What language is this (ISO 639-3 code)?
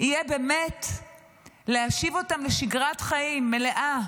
heb